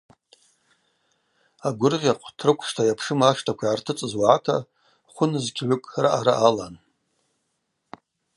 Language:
Abaza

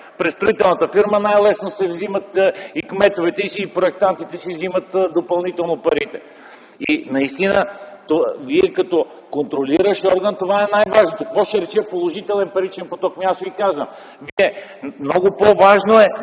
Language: Bulgarian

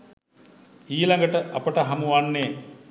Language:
Sinhala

